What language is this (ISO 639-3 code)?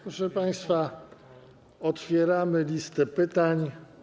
pol